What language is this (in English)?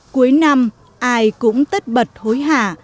Vietnamese